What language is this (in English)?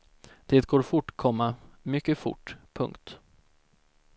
Swedish